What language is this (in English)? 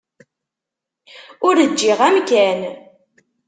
Kabyle